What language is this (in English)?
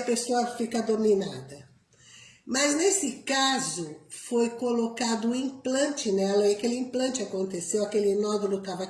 Portuguese